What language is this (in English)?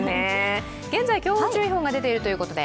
Japanese